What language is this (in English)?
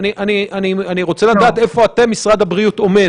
Hebrew